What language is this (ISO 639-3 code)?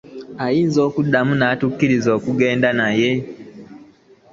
lug